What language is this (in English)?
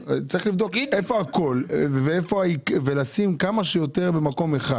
Hebrew